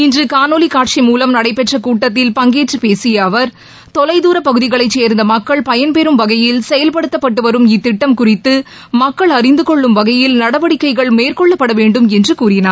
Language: Tamil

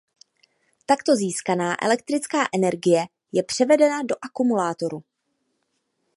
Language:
Czech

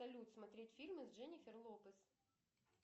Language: Russian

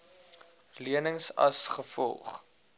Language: Afrikaans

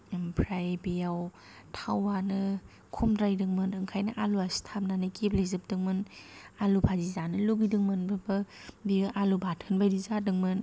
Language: Bodo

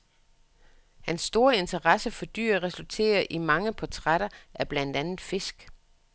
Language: Danish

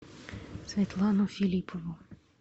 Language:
Russian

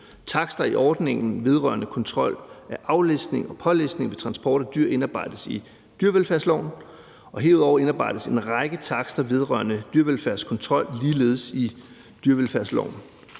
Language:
Danish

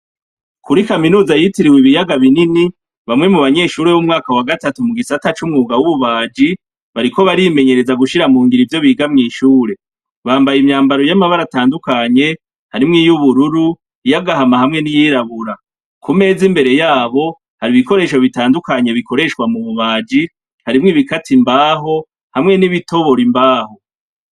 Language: Rundi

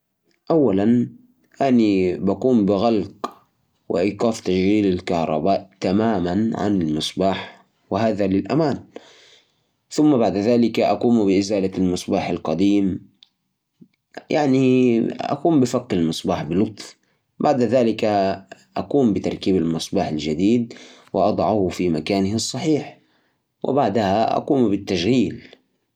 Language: Najdi Arabic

